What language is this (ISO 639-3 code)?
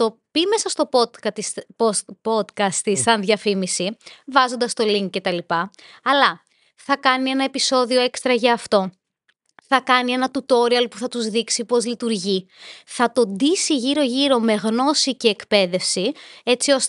ell